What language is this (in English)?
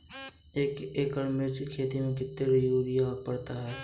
Hindi